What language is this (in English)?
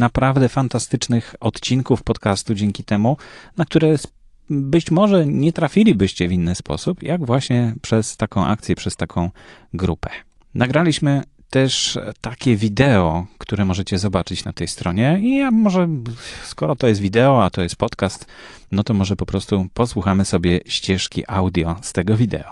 Polish